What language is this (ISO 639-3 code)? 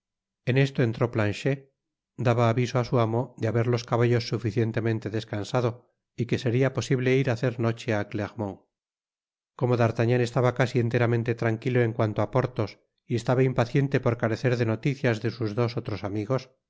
spa